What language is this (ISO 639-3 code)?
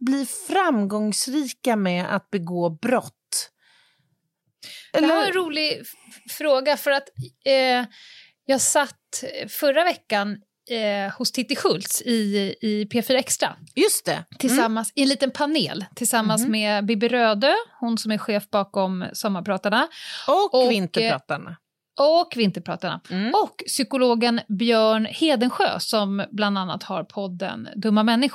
swe